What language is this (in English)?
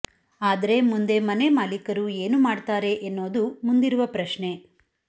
Kannada